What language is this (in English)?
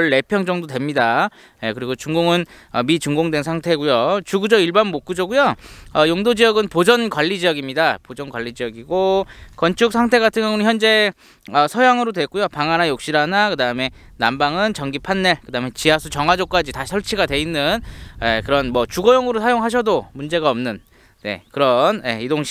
Korean